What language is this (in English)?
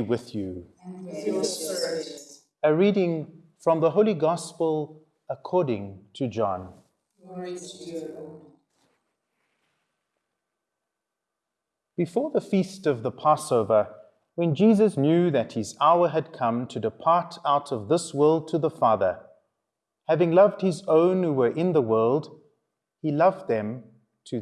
English